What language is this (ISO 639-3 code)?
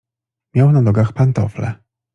pol